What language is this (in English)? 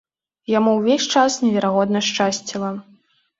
Belarusian